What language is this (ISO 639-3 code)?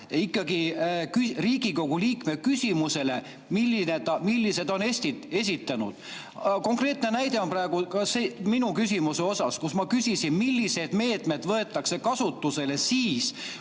est